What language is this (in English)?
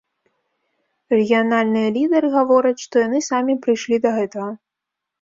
Belarusian